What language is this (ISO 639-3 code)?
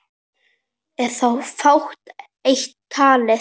isl